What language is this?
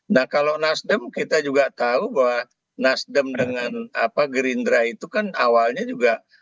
Indonesian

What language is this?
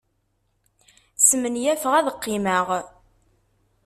Kabyle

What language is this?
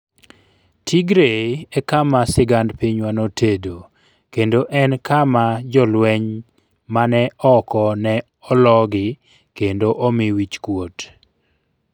Luo (Kenya and Tanzania)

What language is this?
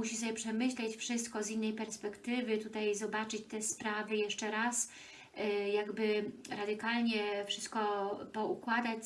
Polish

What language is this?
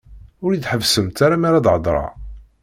Kabyle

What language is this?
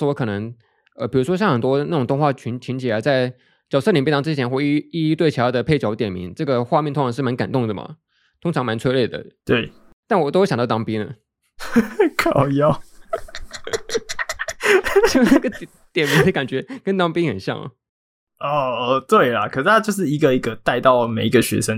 Chinese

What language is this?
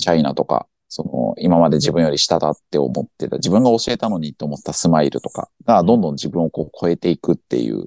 Japanese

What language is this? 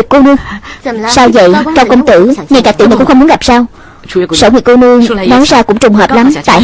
Vietnamese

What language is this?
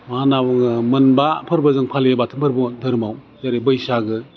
Bodo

